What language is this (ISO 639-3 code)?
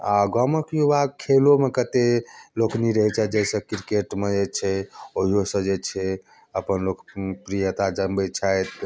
mai